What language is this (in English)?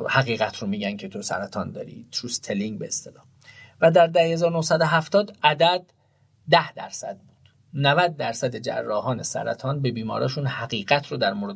Persian